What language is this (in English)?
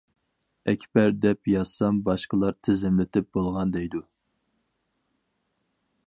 Uyghur